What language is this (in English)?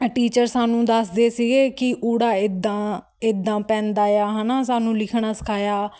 Punjabi